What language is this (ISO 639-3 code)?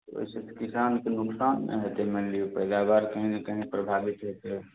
mai